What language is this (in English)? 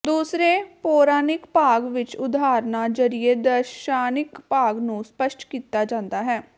Punjabi